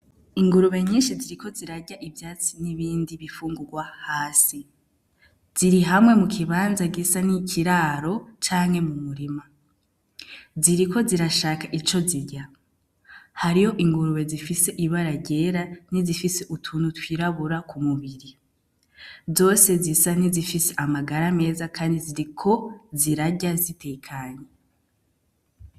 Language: Rundi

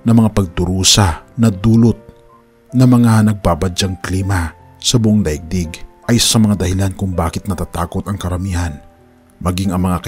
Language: Filipino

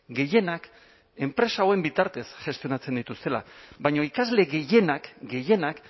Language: Basque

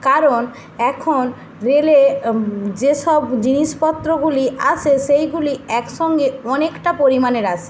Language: Bangla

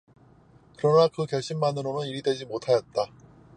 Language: Korean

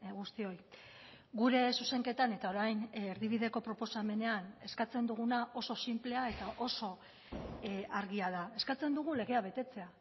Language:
Basque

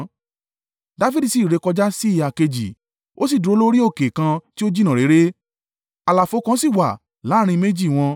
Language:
Yoruba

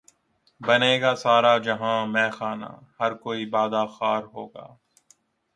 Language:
Urdu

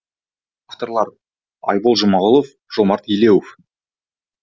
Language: Kazakh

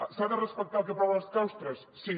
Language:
Catalan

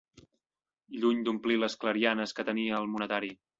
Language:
Catalan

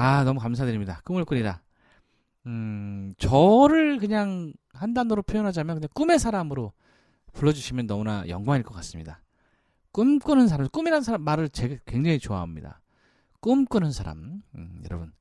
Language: Korean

